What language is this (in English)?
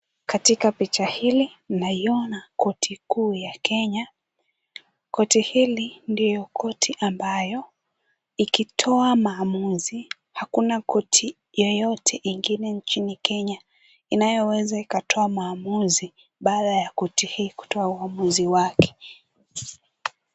Swahili